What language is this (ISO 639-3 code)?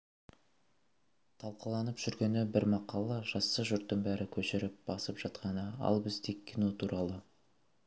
kaz